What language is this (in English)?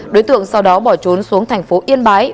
Vietnamese